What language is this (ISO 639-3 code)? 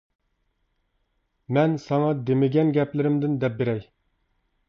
uig